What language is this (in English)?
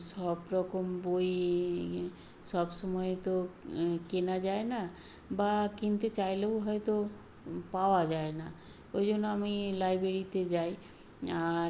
Bangla